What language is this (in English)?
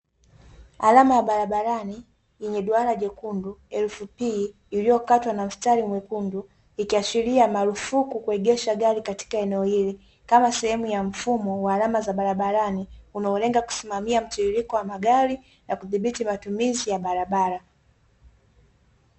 Swahili